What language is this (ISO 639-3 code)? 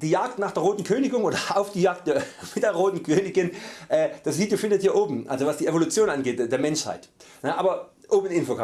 deu